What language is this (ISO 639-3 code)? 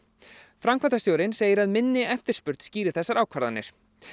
isl